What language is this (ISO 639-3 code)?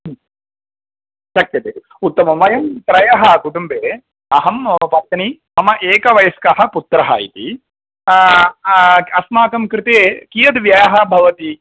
san